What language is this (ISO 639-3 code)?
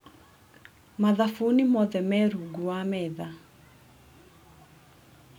kik